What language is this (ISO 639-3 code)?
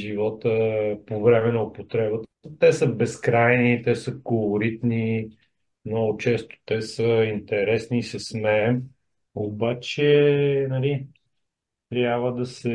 bul